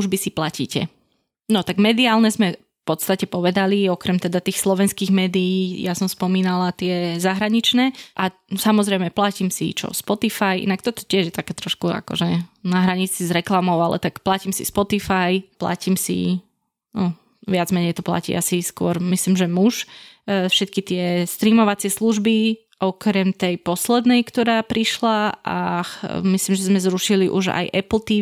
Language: Slovak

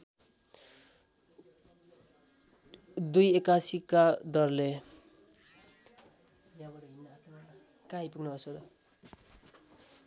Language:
Nepali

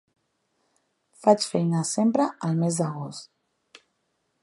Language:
Catalan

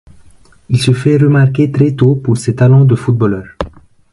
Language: French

